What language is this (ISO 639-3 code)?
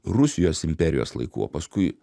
lit